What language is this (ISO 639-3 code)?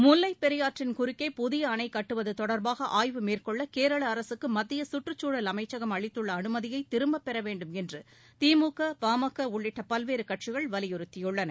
tam